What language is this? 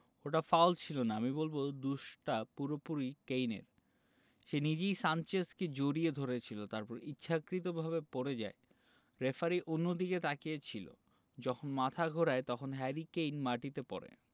Bangla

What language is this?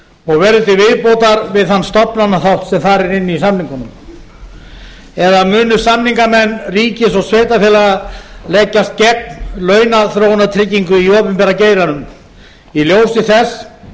Icelandic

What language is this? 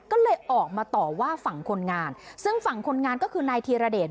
Thai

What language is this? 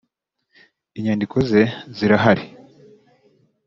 Kinyarwanda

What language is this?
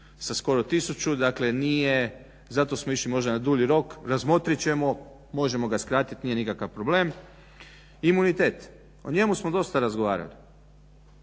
Croatian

